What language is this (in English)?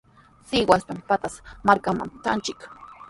Sihuas Ancash Quechua